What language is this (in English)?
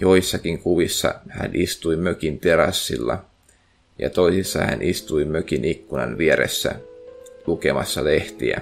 Finnish